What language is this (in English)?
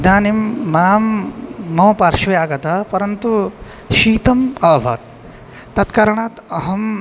Sanskrit